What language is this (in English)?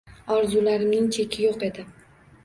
Uzbek